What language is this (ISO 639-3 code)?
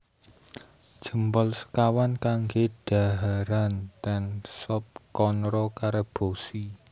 jav